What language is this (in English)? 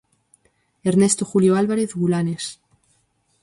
Galician